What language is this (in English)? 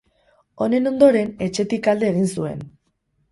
Basque